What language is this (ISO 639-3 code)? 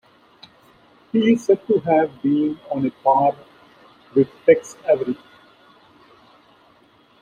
eng